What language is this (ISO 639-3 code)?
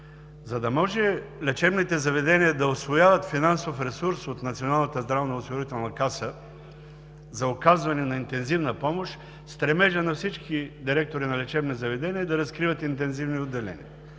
bul